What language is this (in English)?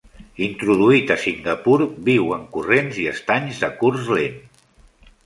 Catalan